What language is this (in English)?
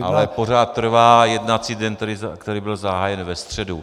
Czech